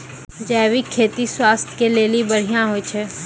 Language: Maithili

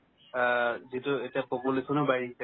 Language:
Assamese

